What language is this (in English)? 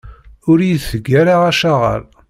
Kabyle